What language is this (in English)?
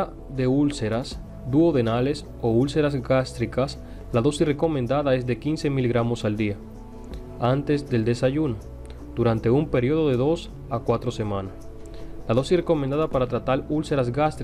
Spanish